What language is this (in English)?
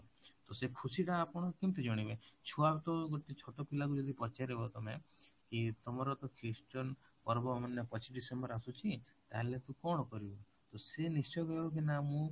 Odia